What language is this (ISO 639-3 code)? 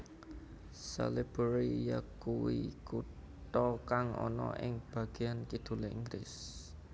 jav